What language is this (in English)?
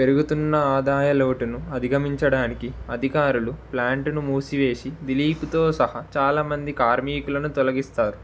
Telugu